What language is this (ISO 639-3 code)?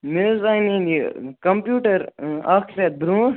kas